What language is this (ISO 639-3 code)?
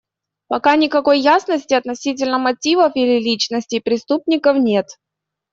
rus